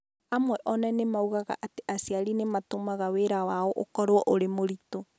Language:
Kikuyu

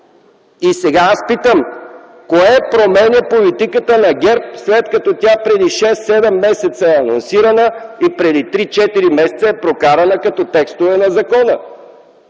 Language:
Bulgarian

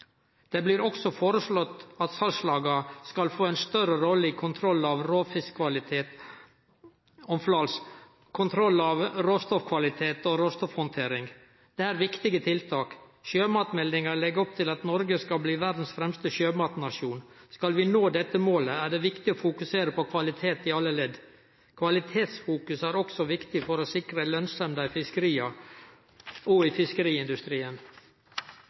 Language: Norwegian Nynorsk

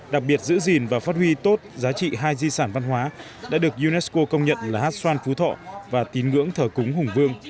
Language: Vietnamese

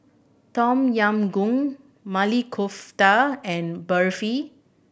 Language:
English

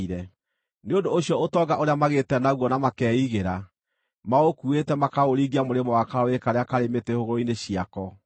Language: Kikuyu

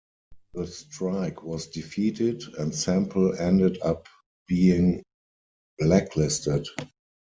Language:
English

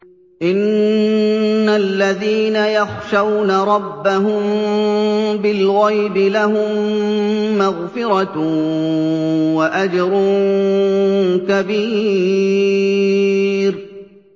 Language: Arabic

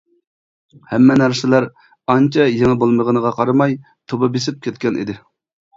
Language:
Uyghur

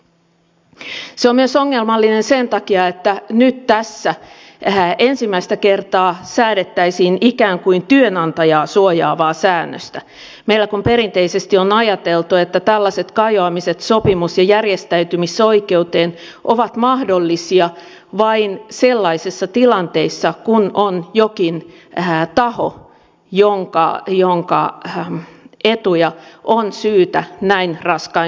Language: Finnish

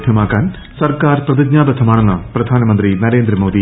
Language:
Malayalam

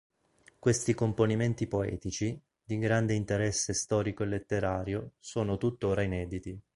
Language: Italian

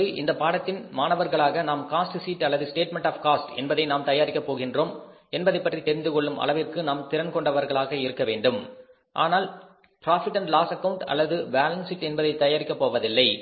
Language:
Tamil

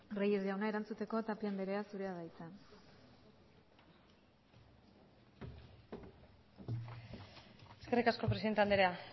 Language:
Basque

